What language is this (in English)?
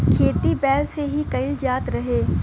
Bhojpuri